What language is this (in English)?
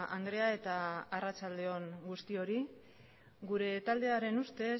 Basque